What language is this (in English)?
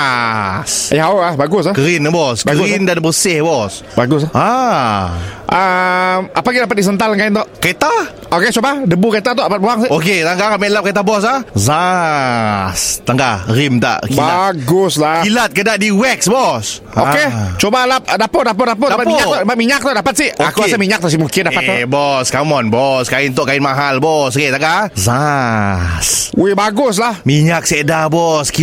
Malay